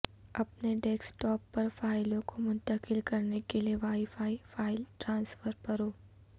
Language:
Urdu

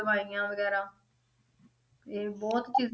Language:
Punjabi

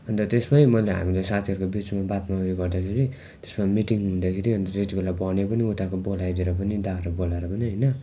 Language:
Nepali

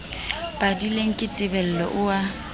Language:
Southern Sotho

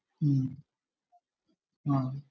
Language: Malayalam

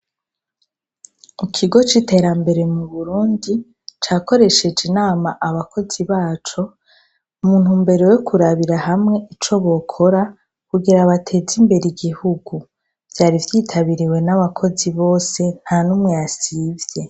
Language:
Rundi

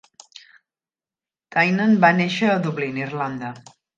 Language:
Catalan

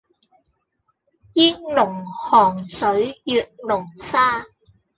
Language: Cantonese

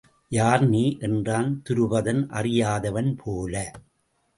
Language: Tamil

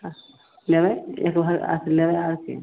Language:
Maithili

